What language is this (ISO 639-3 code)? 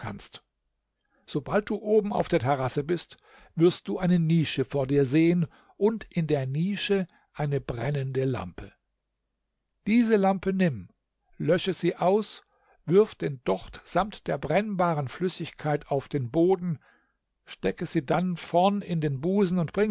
deu